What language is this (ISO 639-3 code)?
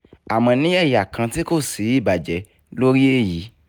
yor